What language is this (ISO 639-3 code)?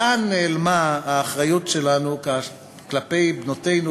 heb